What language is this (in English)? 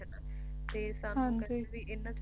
Punjabi